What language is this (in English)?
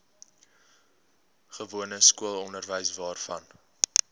Afrikaans